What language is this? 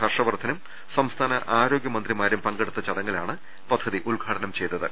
Malayalam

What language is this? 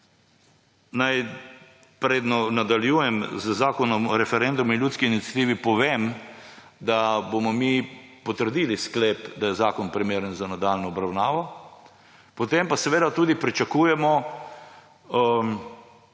Slovenian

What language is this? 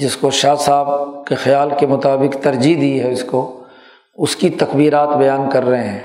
Urdu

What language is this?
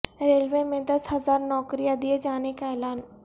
Urdu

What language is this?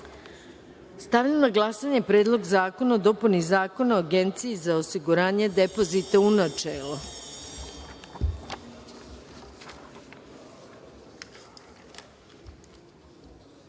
Serbian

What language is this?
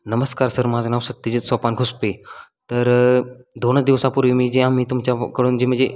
Marathi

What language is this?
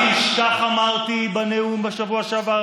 Hebrew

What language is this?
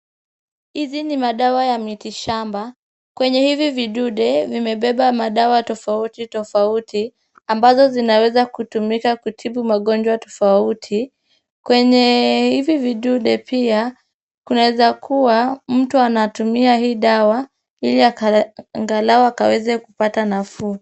Swahili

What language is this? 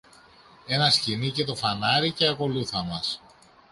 Greek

